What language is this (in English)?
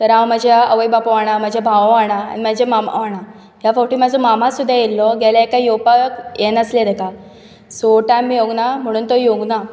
Konkani